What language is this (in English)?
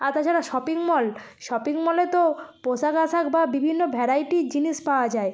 Bangla